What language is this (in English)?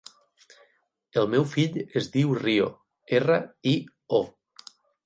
Catalan